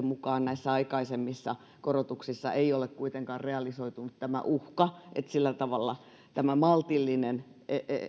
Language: Finnish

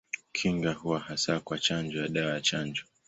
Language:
Swahili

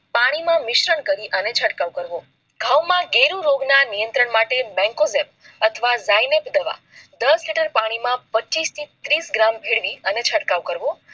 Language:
Gujarati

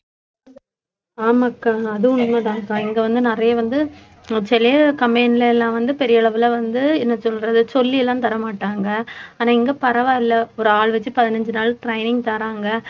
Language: Tamil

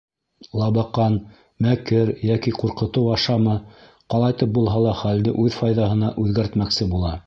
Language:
Bashkir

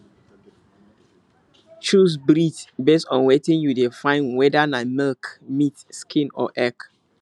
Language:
Nigerian Pidgin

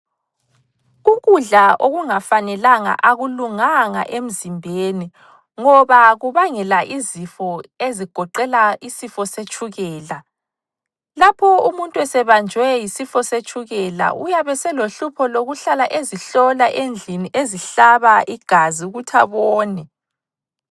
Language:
North Ndebele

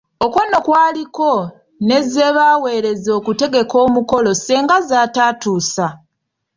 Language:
Ganda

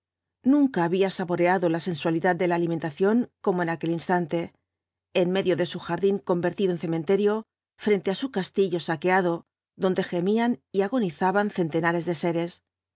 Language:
Spanish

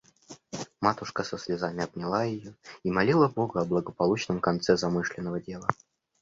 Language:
Russian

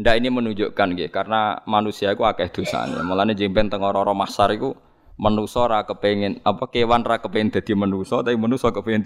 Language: Indonesian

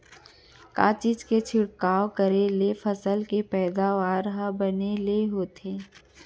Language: Chhattisgarhi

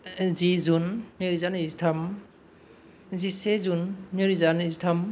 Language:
Bodo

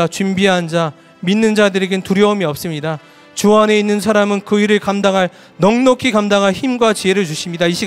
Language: Korean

